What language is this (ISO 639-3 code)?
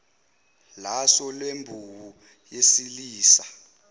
zul